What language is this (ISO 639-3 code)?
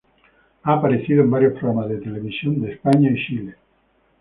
spa